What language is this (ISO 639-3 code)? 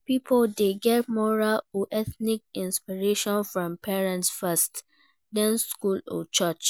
pcm